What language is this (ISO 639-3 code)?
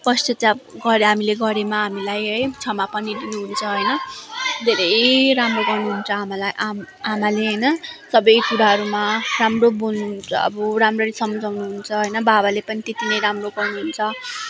nep